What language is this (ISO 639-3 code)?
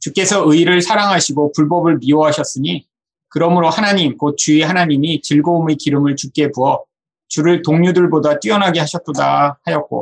kor